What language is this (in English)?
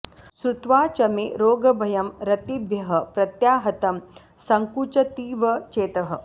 Sanskrit